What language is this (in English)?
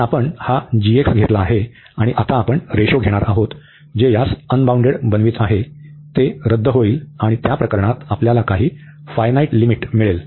Marathi